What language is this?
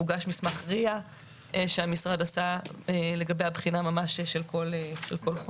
Hebrew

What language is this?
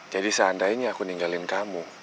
Indonesian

